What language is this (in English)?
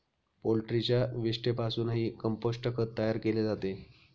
Marathi